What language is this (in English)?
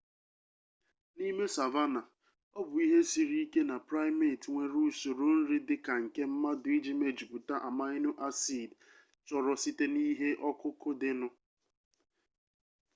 Igbo